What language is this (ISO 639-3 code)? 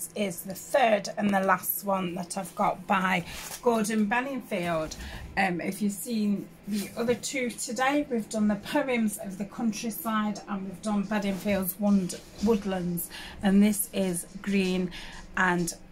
eng